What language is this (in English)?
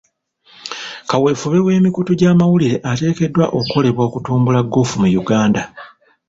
Ganda